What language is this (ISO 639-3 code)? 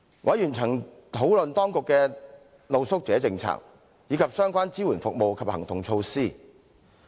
yue